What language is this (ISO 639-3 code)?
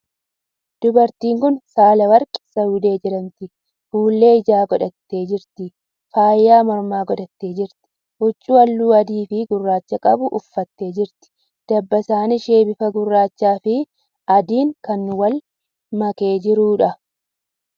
orm